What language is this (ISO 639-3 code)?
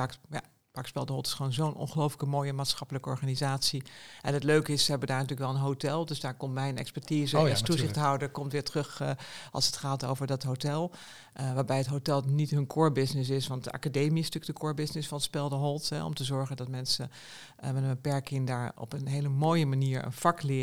nld